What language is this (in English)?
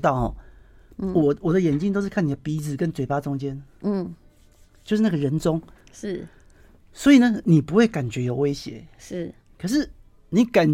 Chinese